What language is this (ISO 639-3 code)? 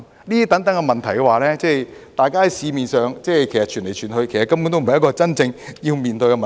yue